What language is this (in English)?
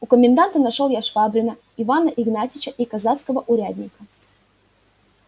Russian